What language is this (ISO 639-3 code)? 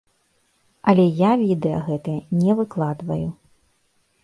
bel